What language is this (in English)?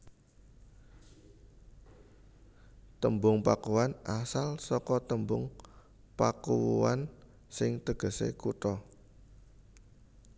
Javanese